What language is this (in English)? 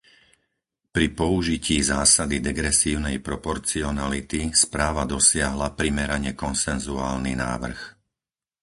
Slovak